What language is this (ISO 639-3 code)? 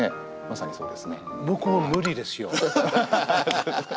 jpn